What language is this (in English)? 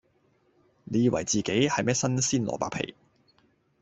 Cantonese